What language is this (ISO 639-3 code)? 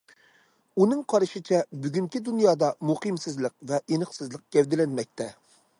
uig